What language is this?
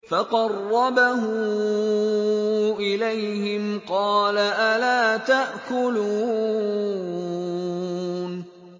Arabic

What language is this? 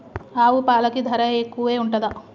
Telugu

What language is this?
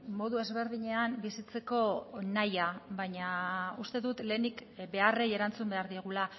Basque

